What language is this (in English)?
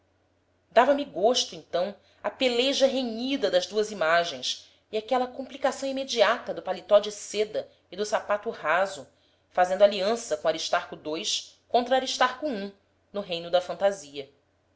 Portuguese